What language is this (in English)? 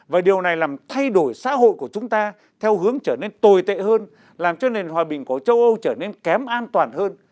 Vietnamese